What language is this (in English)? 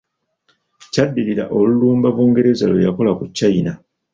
Ganda